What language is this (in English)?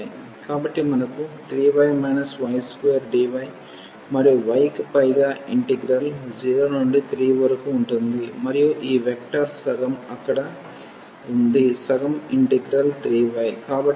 Telugu